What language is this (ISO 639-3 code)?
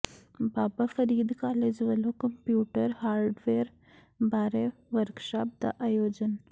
pan